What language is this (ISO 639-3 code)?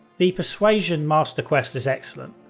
eng